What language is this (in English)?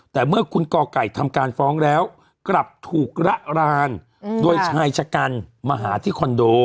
Thai